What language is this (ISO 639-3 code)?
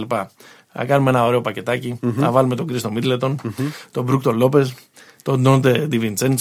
ell